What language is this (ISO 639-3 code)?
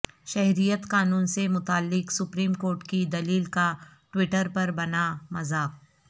urd